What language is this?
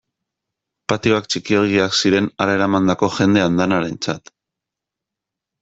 Basque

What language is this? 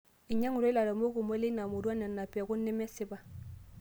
Masai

